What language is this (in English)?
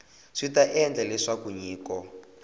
Tsonga